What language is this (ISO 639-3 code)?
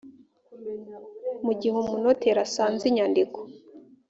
kin